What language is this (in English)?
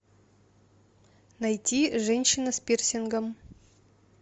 Russian